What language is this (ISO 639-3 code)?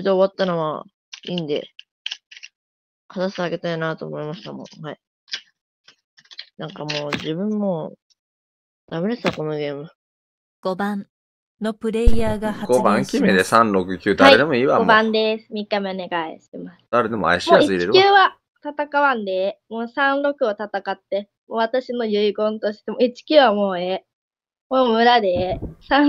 jpn